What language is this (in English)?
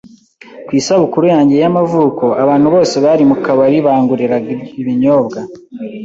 Kinyarwanda